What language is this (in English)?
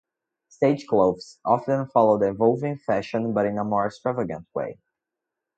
English